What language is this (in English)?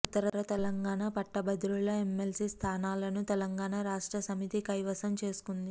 Telugu